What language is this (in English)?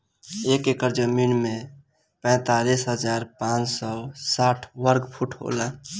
Bhojpuri